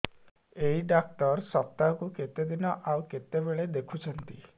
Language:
Odia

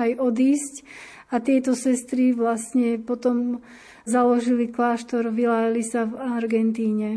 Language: Slovak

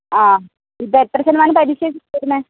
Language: Malayalam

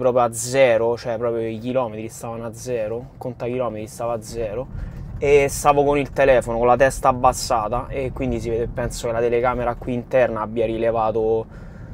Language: Italian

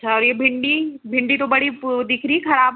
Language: Hindi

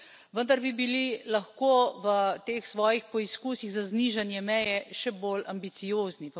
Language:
Slovenian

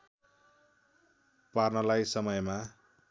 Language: Nepali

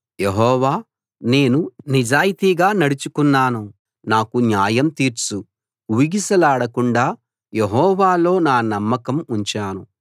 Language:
Telugu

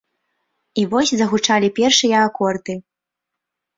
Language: Belarusian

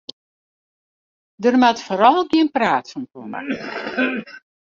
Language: Western Frisian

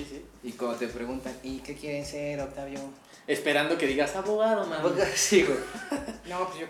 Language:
Spanish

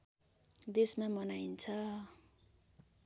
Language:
Nepali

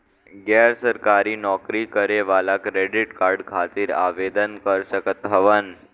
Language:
Bhojpuri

